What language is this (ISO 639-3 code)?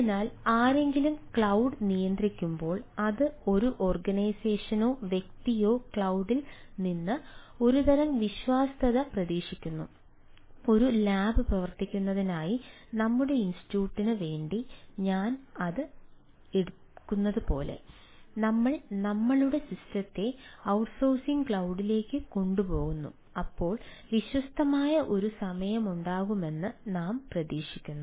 mal